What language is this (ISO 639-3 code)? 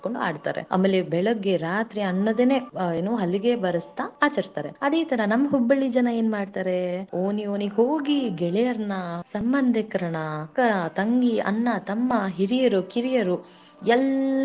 kan